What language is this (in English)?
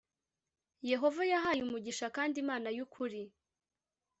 Kinyarwanda